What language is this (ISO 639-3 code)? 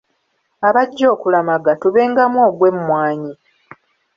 lug